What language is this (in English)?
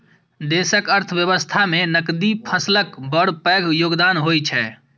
Maithili